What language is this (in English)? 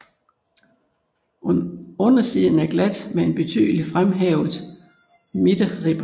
Danish